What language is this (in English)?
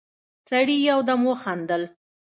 Pashto